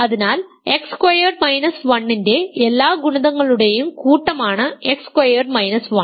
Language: Malayalam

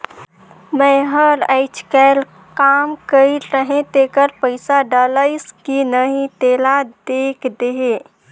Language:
Chhattisgarhi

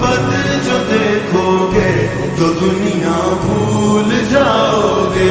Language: Romanian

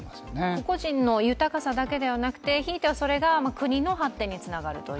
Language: Japanese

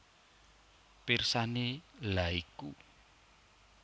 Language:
Javanese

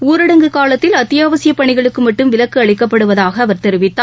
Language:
Tamil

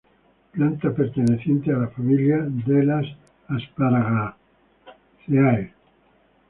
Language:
Spanish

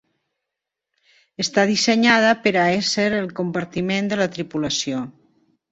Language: Catalan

